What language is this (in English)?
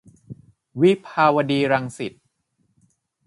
Thai